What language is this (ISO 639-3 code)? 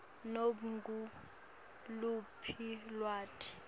ssw